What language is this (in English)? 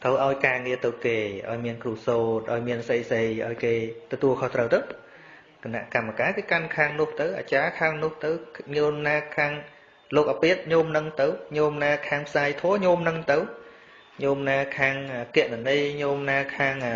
Vietnamese